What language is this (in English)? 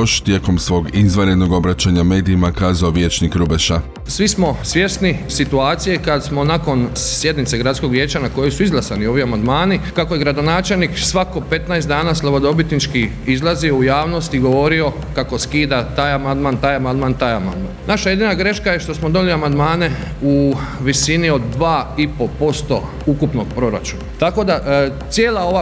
Croatian